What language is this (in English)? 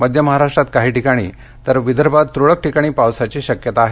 Marathi